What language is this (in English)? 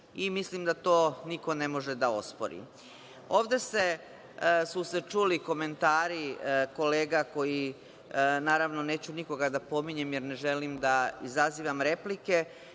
Serbian